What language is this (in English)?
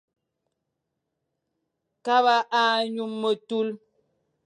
Fang